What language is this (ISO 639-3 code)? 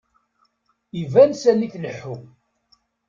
kab